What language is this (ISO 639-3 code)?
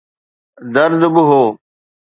snd